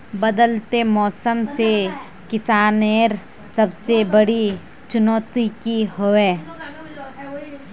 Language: Magahi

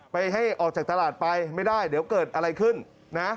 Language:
Thai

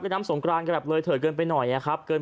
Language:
Thai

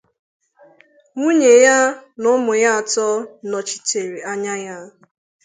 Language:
Igbo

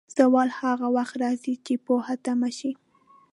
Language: Pashto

